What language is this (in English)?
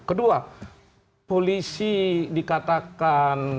Indonesian